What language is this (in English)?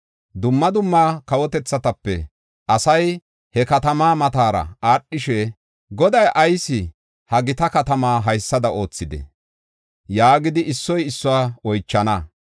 Gofa